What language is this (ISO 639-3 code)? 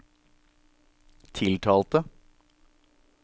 nor